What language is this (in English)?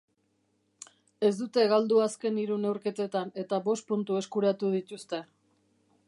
Basque